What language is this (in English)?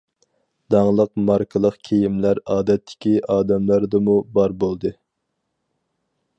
Uyghur